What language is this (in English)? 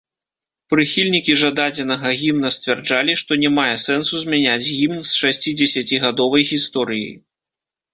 Belarusian